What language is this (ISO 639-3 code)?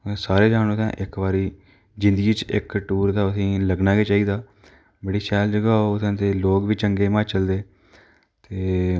doi